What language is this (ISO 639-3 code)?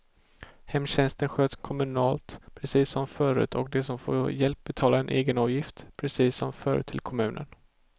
swe